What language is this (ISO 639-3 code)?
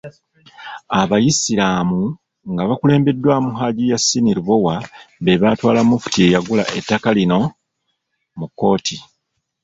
lug